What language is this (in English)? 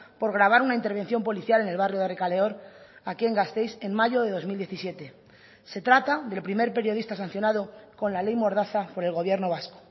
Spanish